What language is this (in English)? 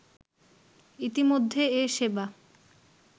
Bangla